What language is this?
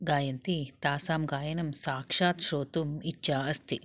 Sanskrit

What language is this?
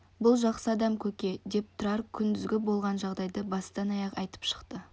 Kazakh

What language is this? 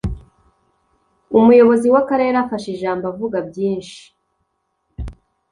Kinyarwanda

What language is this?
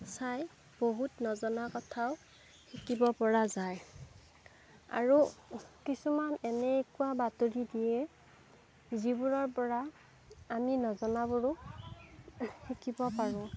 Assamese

